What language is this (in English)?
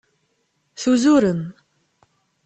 Kabyle